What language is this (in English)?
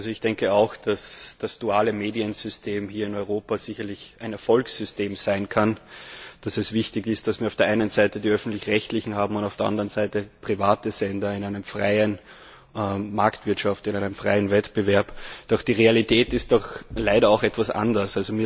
German